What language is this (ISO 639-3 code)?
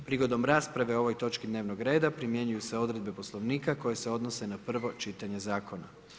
hrv